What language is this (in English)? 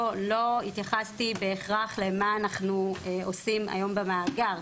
Hebrew